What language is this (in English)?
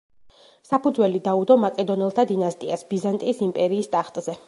Georgian